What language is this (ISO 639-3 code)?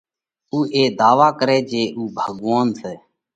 kvx